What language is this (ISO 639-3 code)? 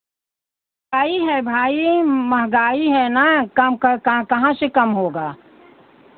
hin